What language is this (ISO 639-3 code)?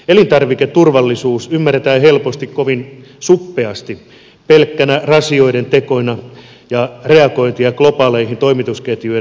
fin